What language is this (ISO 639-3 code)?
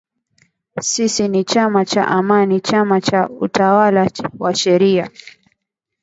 swa